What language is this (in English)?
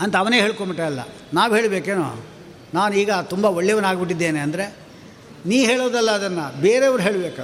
Kannada